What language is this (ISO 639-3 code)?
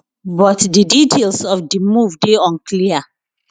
pcm